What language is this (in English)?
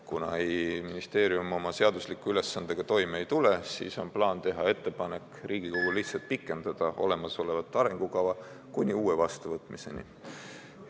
Estonian